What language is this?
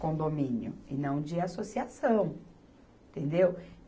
Portuguese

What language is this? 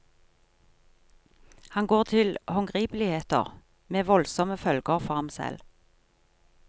Norwegian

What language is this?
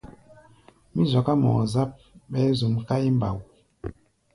Gbaya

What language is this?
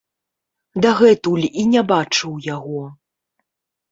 Belarusian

